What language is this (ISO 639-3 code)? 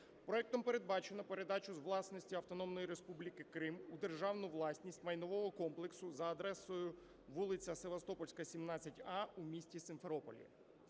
ukr